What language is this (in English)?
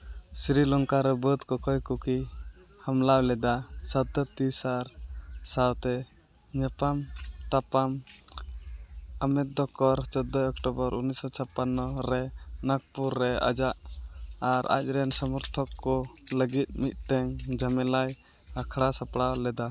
Santali